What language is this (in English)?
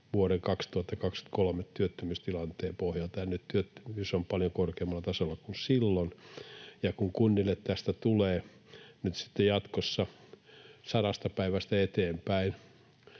Finnish